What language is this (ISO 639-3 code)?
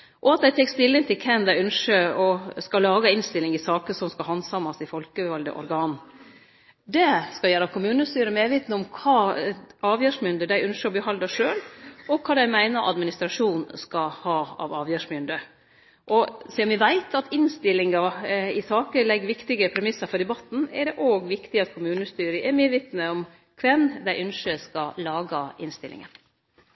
nno